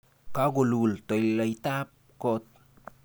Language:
Kalenjin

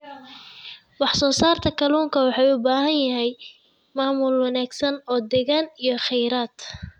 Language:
Somali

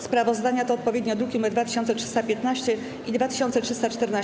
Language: Polish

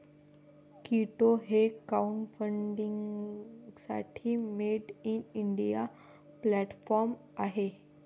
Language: Marathi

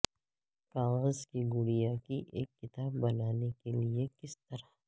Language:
Urdu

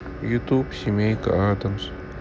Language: Russian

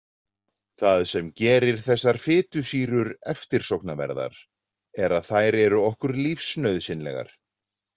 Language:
Icelandic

